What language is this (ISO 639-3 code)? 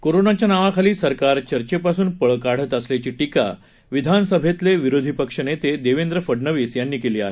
mar